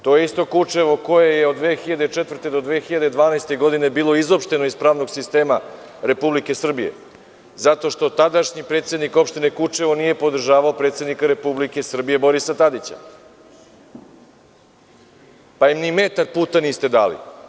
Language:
Serbian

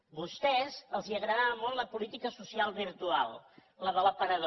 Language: Catalan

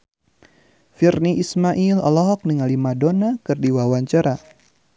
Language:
Sundanese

